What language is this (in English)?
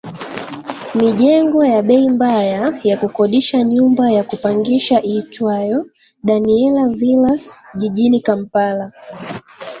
Swahili